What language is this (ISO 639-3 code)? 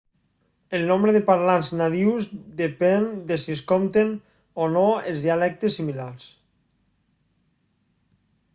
cat